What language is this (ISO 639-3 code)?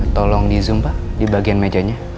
ind